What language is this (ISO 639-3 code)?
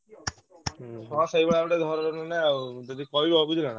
ori